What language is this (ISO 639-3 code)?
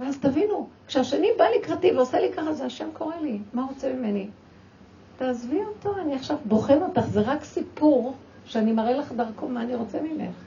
heb